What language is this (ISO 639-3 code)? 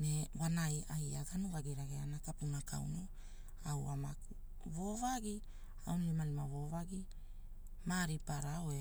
hul